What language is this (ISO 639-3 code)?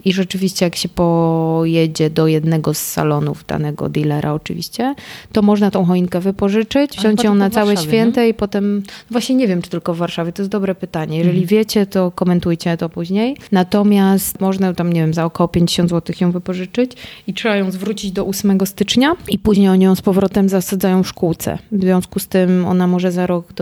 pol